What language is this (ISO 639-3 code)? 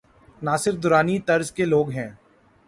urd